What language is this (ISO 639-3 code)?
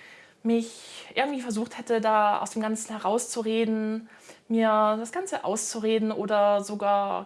deu